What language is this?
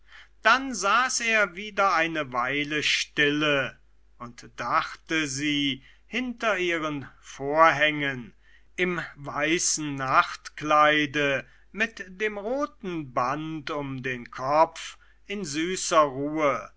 German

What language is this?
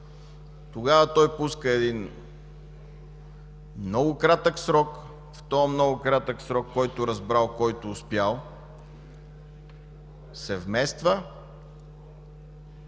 Bulgarian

